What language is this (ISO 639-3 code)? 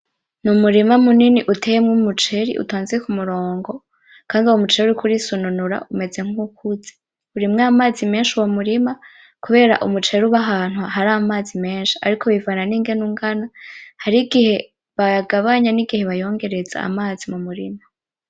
run